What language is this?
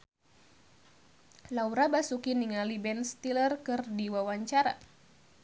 Sundanese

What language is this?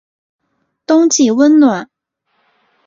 Chinese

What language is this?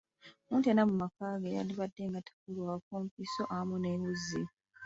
Ganda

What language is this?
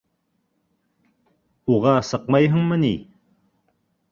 Bashkir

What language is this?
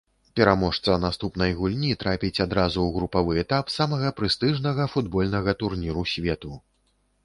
Belarusian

